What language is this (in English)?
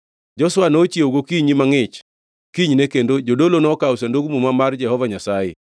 Luo (Kenya and Tanzania)